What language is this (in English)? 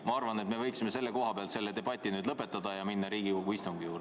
Estonian